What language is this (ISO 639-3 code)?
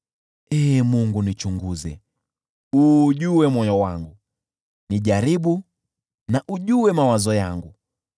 swa